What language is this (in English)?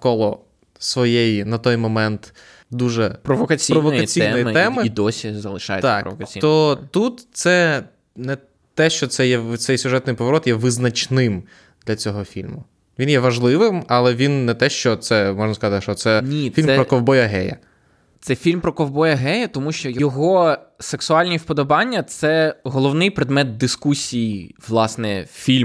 Ukrainian